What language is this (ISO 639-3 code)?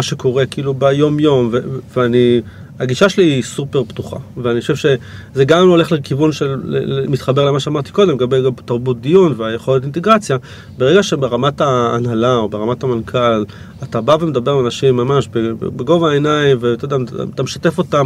heb